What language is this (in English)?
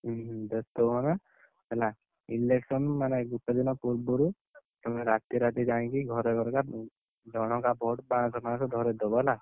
Odia